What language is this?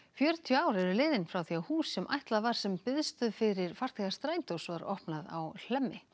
Icelandic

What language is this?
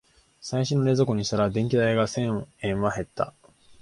Japanese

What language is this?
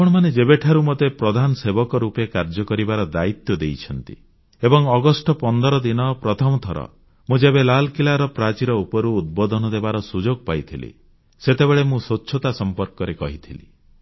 Odia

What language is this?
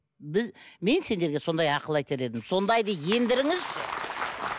Kazakh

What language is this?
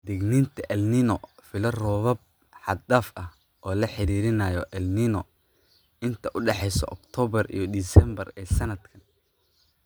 Somali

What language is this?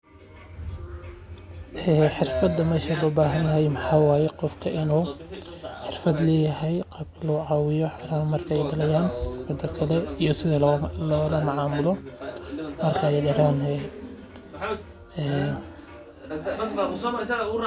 Somali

